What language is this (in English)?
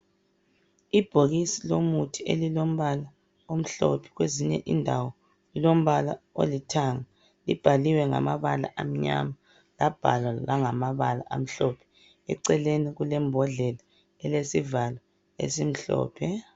North Ndebele